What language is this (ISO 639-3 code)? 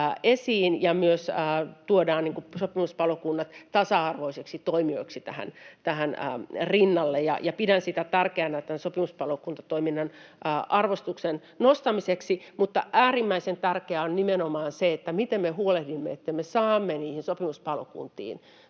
fin